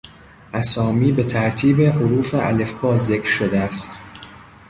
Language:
Persian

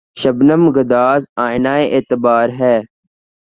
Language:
Urdu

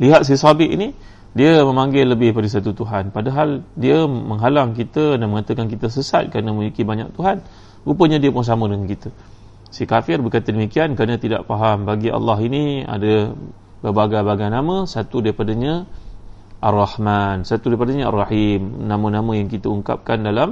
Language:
Malay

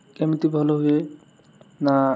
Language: Odia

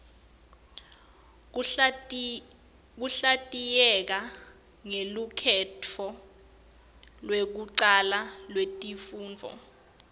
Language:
Swati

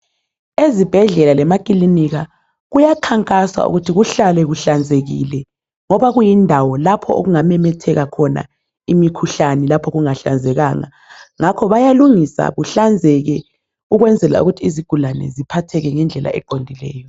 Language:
North Ndebele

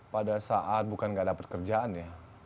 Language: Indonesian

